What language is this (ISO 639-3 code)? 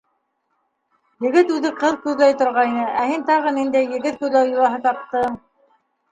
bak